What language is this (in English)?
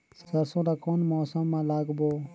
Chhattisgarhi